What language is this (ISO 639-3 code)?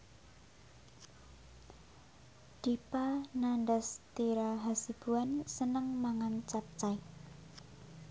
jav